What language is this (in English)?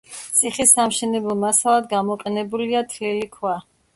Georgian